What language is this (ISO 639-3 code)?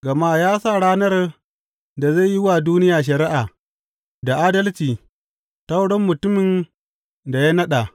hau